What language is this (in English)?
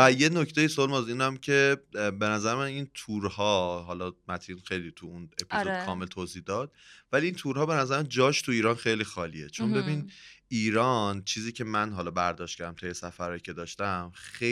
Persian